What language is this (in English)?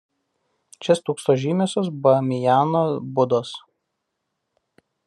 Lithuanian